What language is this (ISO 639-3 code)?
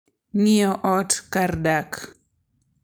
luo